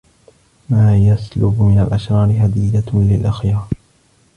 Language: Arabic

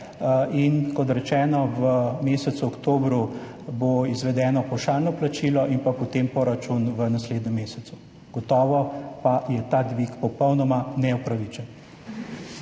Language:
Slovenian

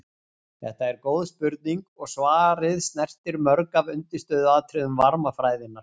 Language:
Icelandic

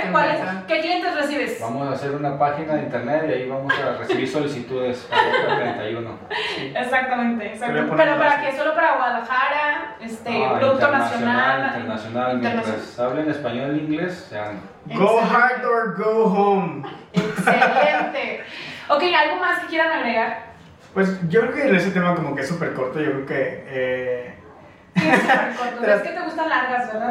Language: Spanish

